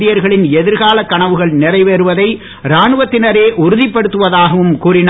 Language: Tamil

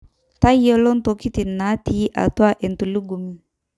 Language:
Masai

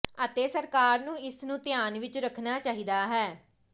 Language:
Punjabi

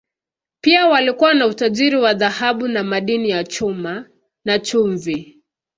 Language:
Swahili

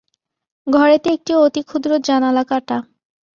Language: Bangla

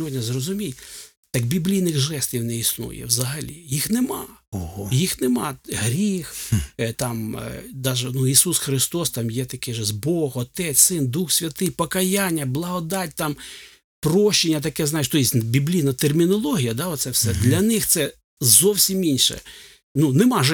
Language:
Ukrainian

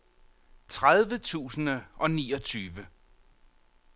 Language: Danish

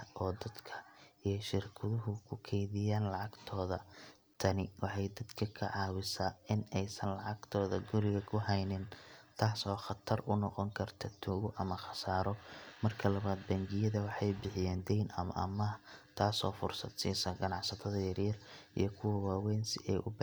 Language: Somali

